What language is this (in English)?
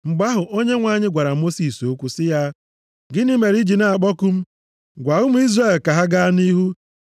Igbo